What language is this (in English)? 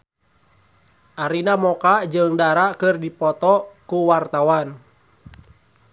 Sundanese